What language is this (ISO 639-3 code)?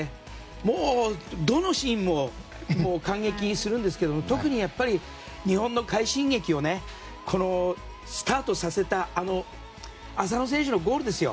jpn